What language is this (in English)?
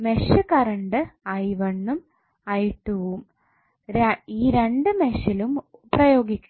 Malayalam